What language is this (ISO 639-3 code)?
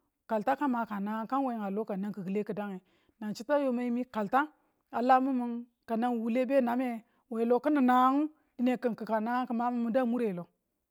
tul